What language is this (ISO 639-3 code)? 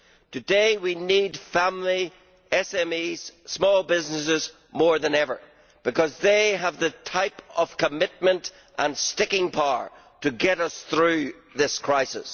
eng